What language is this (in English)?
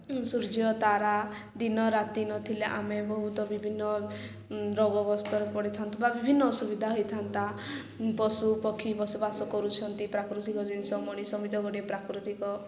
Odia